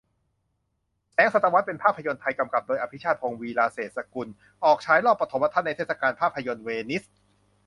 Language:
Thai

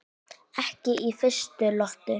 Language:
Icelandic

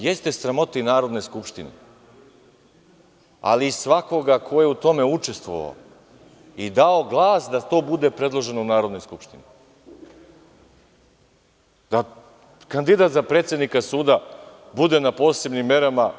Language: Serbian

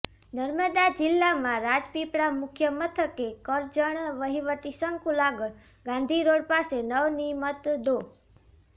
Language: Gujarati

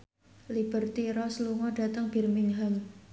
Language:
Javanese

